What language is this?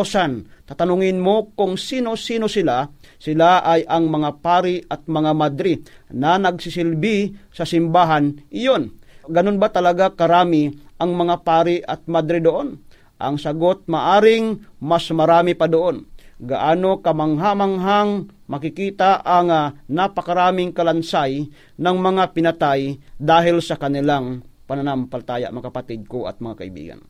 Filipino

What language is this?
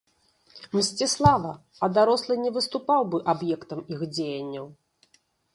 Belarusian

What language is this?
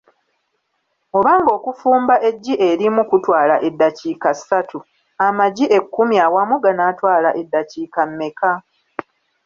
Ganda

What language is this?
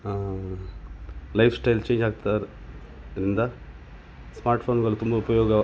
Kannada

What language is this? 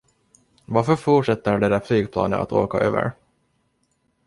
Swedish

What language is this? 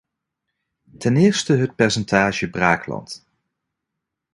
Dutch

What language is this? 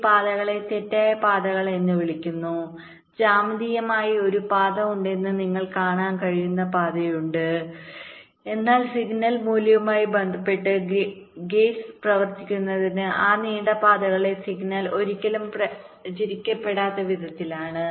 Malayalam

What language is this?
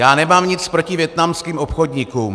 Czech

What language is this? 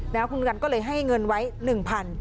Thai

